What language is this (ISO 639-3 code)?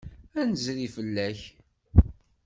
kab